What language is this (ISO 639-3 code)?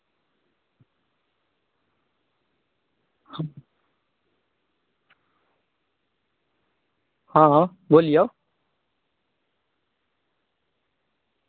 mai